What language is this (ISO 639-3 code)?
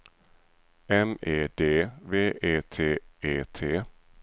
swe